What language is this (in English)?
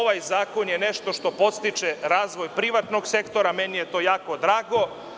Serbian